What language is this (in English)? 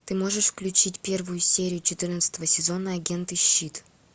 Russian